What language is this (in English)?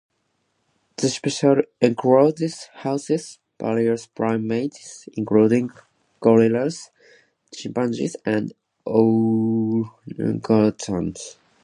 English